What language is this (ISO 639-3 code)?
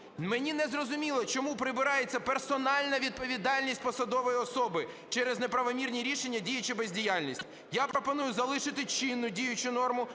ukr